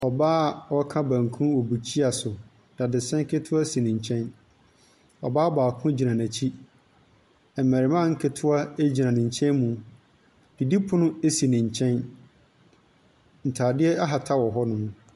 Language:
Akan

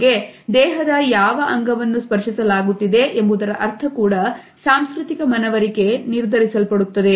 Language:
Kannada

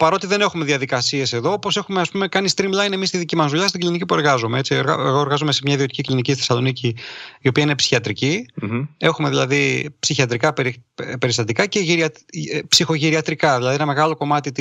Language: Greek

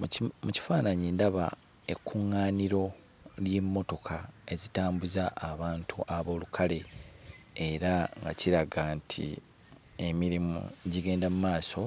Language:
Ganda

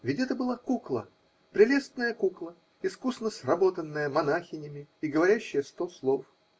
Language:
Russian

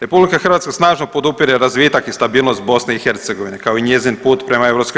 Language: Croatian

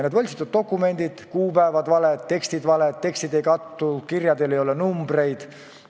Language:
Estonian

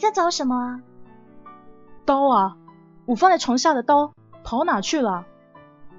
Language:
Chinese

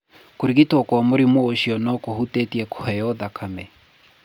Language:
Kikuyu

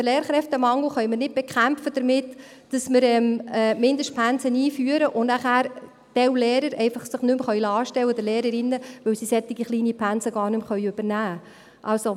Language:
Swiss German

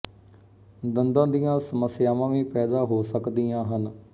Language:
Punjabi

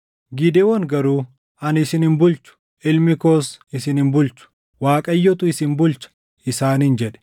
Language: Oromo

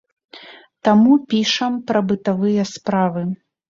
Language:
Belarusian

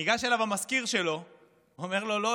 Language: Hebrew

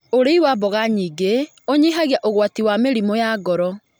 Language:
Kikuyu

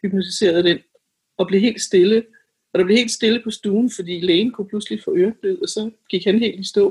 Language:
Danish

